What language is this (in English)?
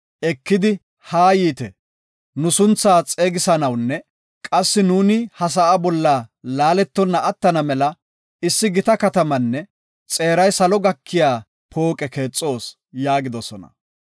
Gofa